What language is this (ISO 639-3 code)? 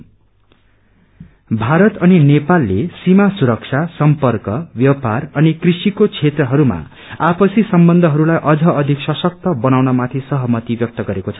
nep